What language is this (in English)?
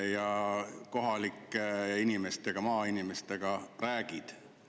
Estonian